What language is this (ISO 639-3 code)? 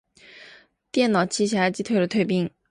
zho